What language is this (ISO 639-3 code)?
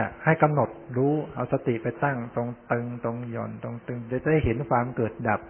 tha